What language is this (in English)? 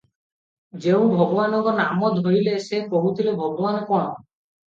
Odia